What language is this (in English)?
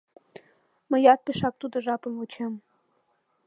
Mari